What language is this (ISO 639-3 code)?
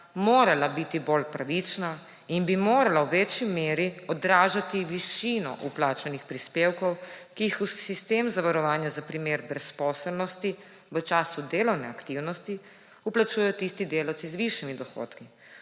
slv